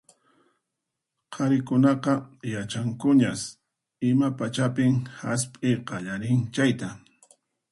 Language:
Puno Quechua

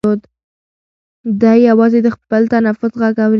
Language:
Pashto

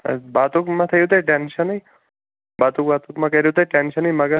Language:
Kashmiri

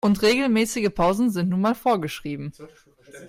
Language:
German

